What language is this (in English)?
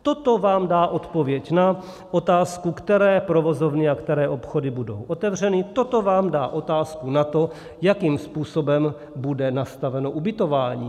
Czech